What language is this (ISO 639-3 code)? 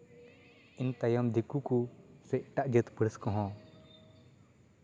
sat